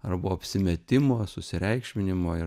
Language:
Lithuanian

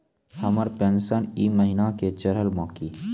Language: Maithili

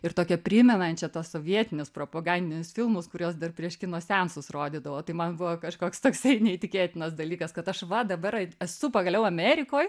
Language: Lithuanian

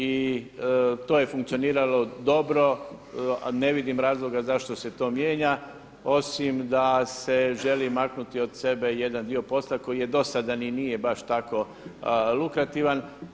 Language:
Croatian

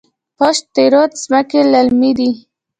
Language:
Pashto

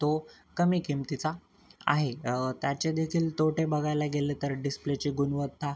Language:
Marathi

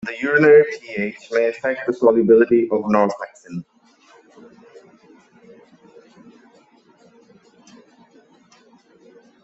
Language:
English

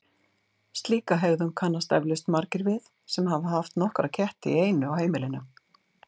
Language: Icelandic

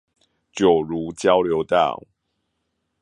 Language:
Chinese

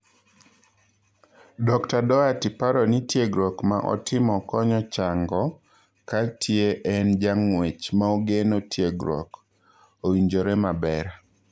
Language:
Luo (Kenya and Tanzania)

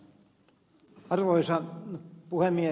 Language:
Finnish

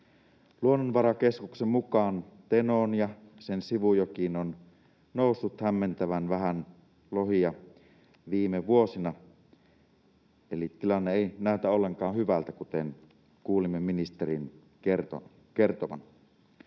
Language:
Finnish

